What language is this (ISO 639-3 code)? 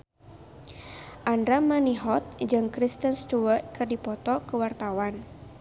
sun